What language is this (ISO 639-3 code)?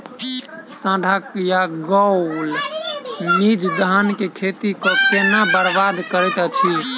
mai